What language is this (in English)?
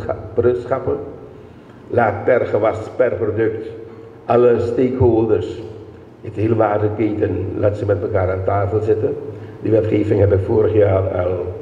Dutch